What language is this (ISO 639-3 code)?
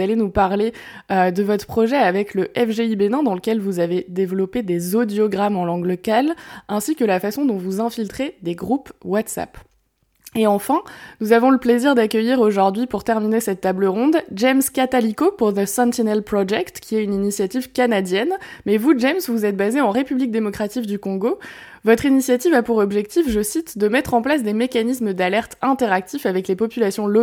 fra